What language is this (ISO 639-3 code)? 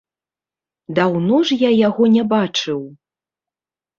bel